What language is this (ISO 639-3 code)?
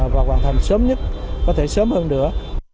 vie